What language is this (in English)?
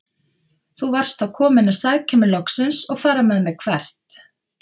Icelandic